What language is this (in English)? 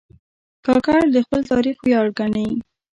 Pashto